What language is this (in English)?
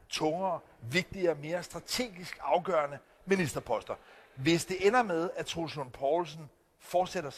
Danish